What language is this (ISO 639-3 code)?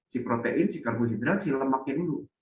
ind